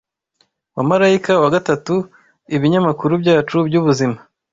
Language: Kinyarwanda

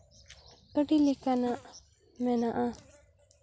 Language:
Santali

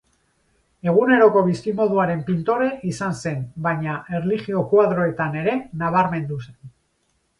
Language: Basque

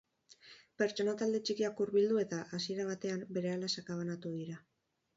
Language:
Basque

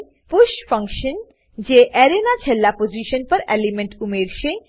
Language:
Gujarati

